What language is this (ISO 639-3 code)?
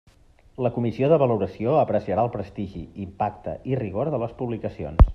cat